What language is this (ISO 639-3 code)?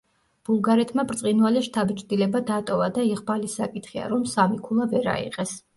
kat